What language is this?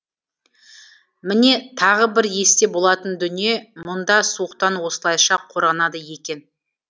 Kazakh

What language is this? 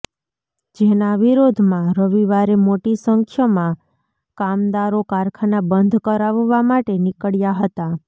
Gujarati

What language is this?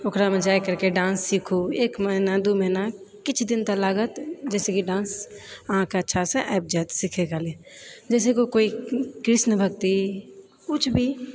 Maithili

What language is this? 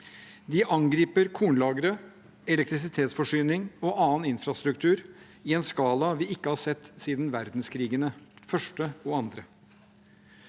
Norwegian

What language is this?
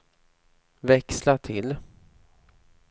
Swedish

